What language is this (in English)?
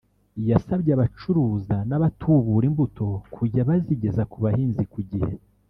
Kinyarwanda